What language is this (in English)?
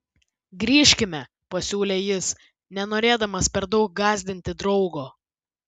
Lithuanian